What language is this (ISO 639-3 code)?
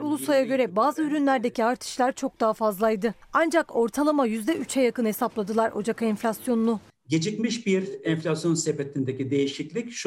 tur